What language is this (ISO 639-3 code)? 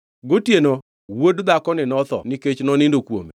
luo